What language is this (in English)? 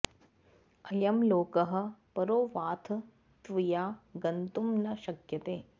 Sanskrit